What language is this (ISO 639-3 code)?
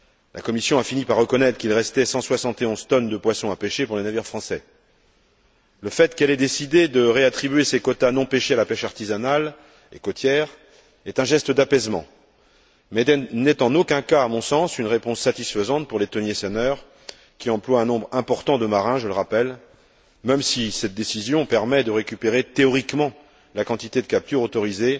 fra